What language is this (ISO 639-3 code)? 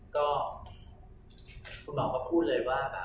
tha